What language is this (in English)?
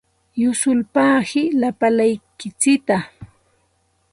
Santa Ana de Tusi Pasco Quechua